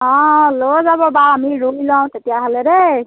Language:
Assamese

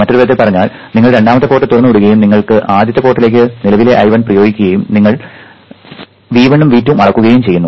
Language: Malayalam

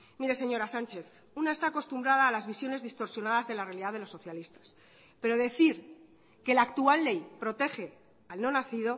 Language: Spanish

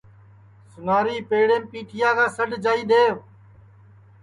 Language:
Sansi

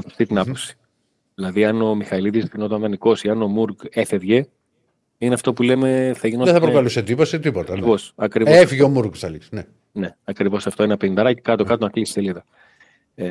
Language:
Greek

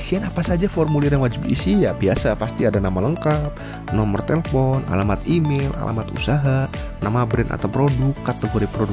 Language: Indonesian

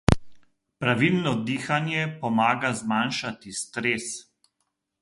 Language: Slovenian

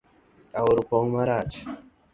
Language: Luo (Kenya and Tanzania)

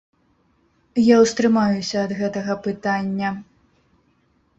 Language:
Belarusian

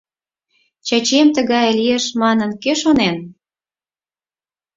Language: Mari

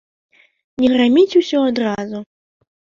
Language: Belarusian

